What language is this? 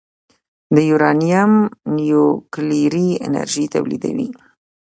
Pashto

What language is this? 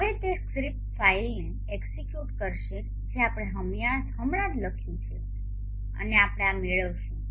Gujarati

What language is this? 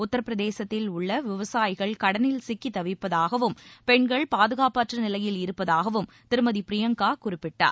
Tamil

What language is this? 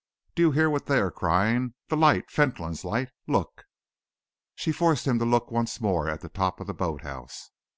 English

